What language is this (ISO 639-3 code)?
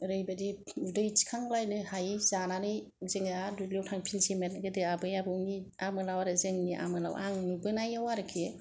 brx